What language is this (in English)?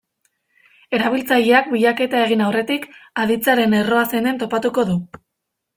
Basque